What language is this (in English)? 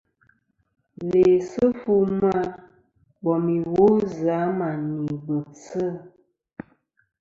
Kom